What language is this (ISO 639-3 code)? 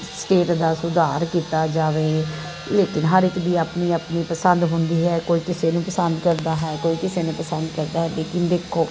pan